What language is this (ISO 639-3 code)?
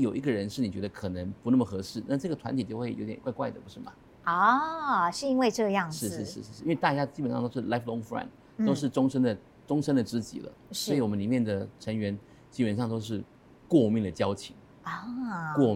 zho